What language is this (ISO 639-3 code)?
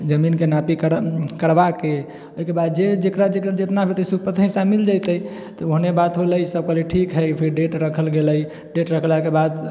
mai